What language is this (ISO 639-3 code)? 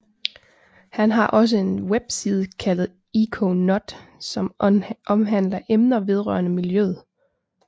dan